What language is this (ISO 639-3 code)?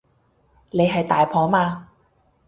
yue